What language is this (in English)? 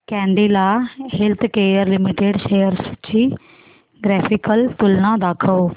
Marathi